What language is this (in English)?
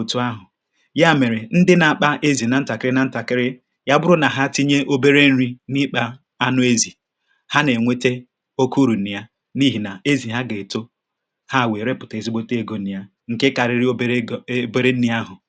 Igbo